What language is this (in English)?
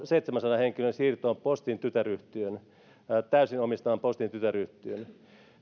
Finnish